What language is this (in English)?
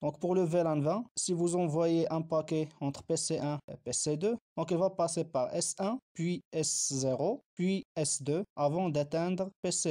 French